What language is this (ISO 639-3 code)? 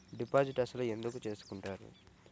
tel